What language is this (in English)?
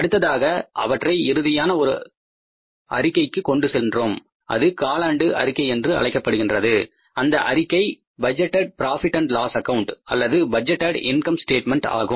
Tamil